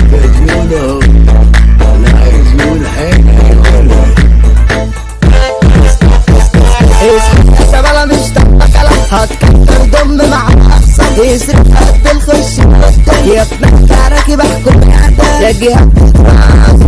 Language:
Arabic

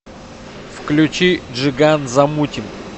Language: Russian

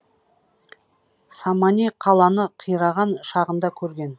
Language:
Kazakh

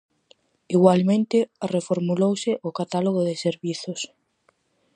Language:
Galician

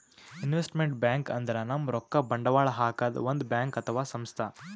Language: Kannada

